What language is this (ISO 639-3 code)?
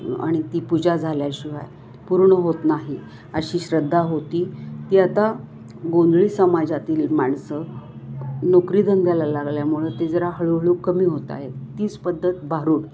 mar